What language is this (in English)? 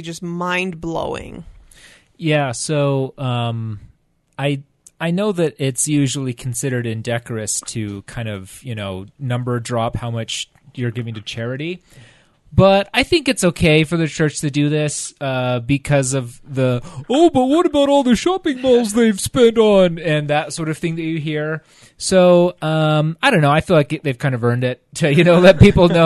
English